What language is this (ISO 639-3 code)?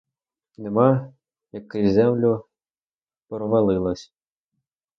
ukr